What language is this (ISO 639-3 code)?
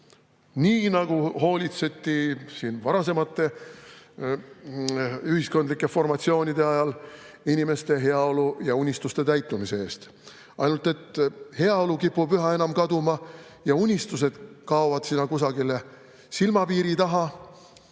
est